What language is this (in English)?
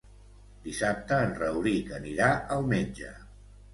Catalan